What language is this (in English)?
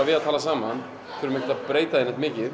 Icelandic